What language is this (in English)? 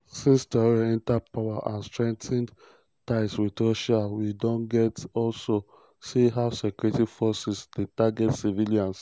Nigerian Pidgin